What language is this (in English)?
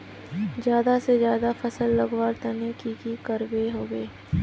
Magahi